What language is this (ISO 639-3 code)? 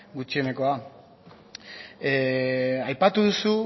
eus